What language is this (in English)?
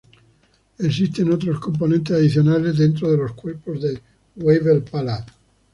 Spanish